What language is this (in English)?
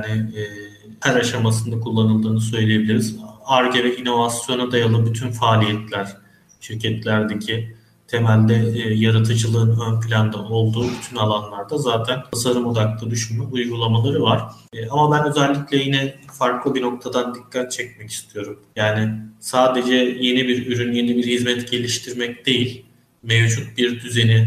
Turkish